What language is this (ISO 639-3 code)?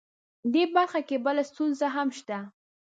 pus